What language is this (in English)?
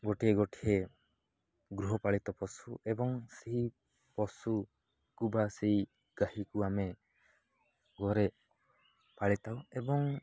Odia